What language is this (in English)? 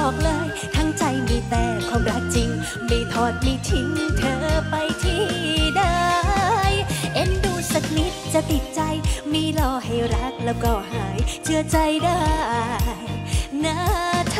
Thai